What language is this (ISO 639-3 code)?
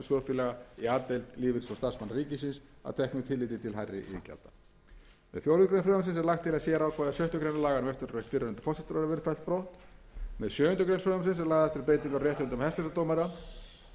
isl